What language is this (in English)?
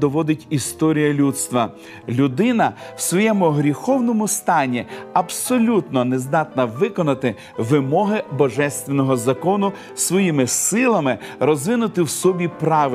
Ukrainian